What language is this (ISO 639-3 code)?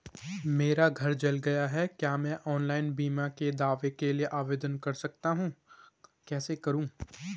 hin